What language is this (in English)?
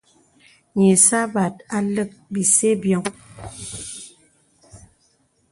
Bebele